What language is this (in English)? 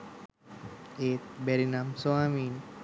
Sinhala